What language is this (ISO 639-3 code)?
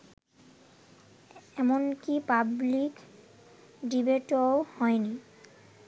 ben